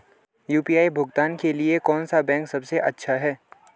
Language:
Hindi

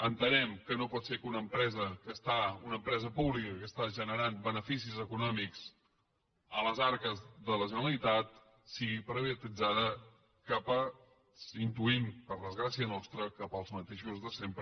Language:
Catalan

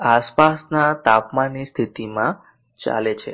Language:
Gujarati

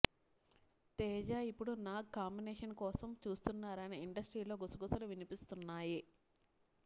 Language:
Telugu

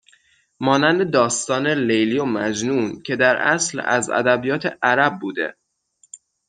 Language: Persian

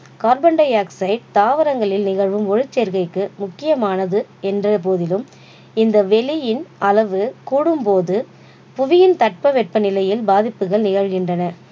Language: Tamil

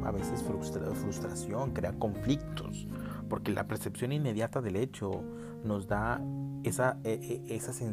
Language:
Spanish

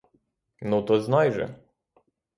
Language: Ukrainian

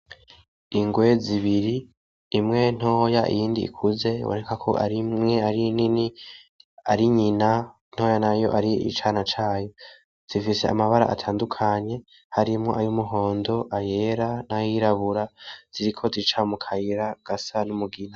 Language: Rundi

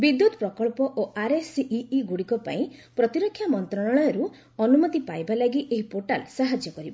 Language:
Odia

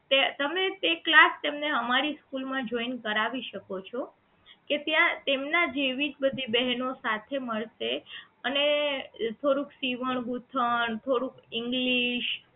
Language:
Gujarati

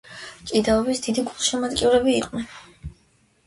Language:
Georgian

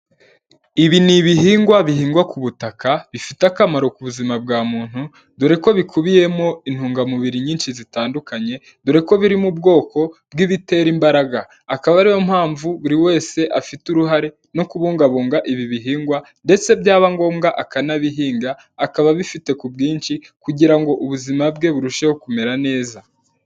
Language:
Kinyarwanda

